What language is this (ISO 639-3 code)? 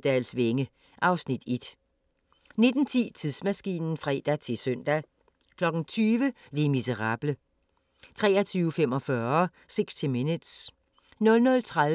dan